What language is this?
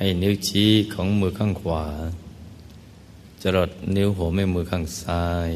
Thai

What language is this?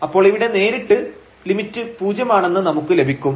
Malayalam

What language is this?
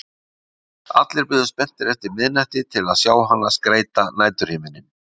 Icelandic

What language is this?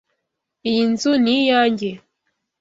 Kinyarwanda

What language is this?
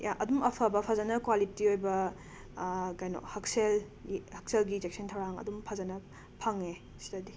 Manipuri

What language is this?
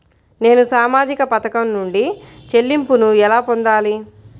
Telugu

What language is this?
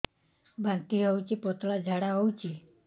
Odia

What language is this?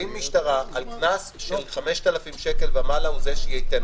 Hebrew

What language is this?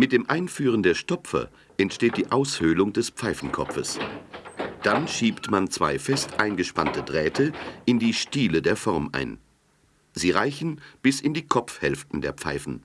German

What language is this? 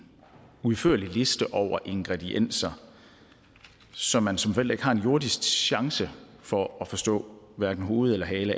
Danish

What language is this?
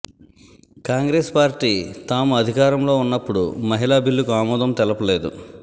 Telugu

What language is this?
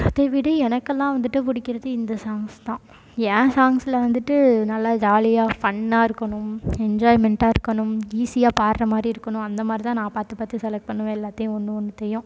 Tamil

